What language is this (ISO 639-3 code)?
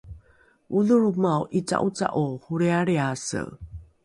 dru